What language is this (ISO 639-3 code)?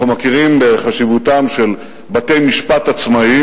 heb